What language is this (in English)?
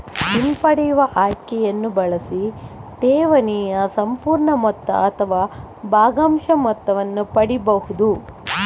Kannada